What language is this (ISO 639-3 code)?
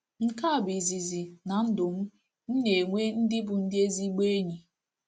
ibo